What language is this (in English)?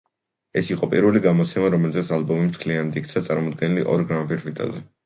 Georgian